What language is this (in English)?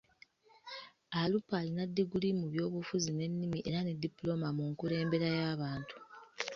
Ganda